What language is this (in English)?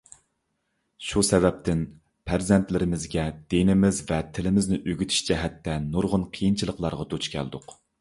Uyghur